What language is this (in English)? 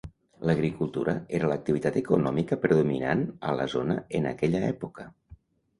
Catalan